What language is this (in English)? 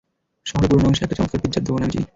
Bangla